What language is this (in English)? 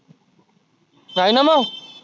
Marathi